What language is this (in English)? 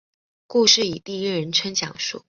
Chinese